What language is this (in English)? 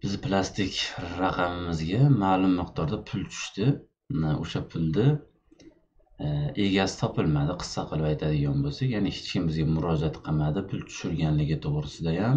Turkish